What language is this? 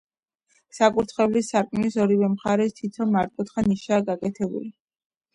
Georgian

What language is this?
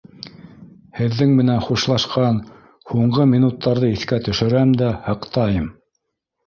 Bashkir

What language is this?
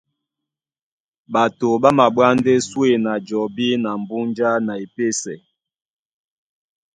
Duala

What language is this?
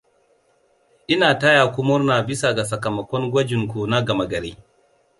Hausa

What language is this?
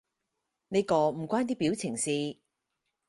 Cantonese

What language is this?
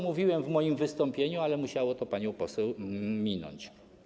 Polish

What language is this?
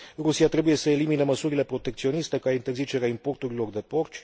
Romanian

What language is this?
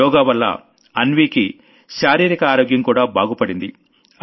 Telugu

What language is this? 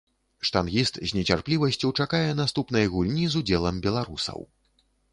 Belarusian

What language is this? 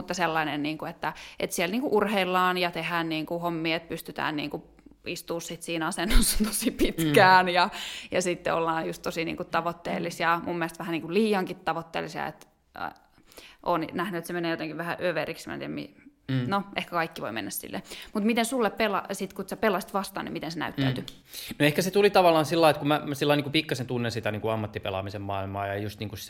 Finnish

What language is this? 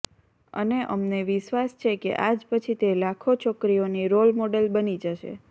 Gujarati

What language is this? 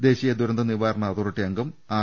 Malayalam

